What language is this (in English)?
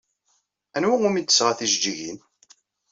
Kabyle